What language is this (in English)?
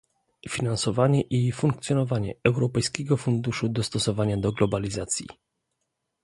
Polish